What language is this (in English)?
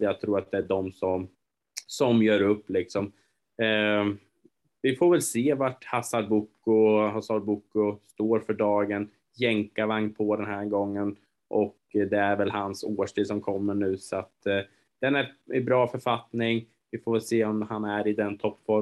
Swedish